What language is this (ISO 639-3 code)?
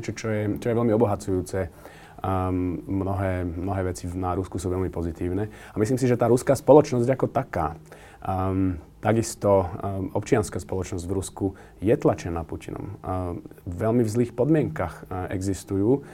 slk